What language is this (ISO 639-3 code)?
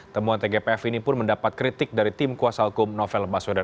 ind